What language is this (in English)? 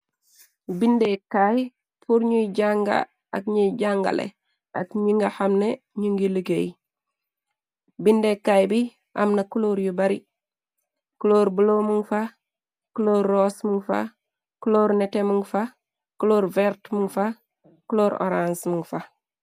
Wolof